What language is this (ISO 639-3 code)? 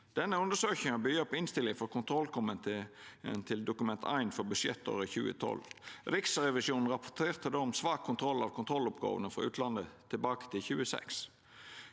nor